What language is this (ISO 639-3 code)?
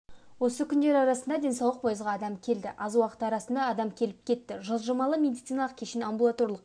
kaz